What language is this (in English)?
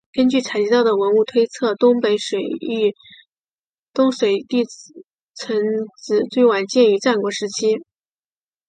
Chinese